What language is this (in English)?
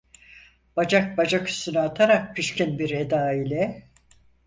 Turkish